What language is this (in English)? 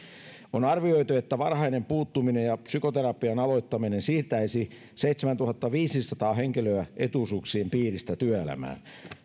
Finnish